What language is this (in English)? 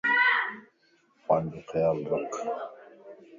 Lasi